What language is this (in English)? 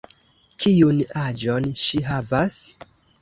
Esperanto